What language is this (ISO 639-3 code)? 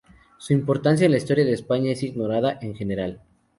spa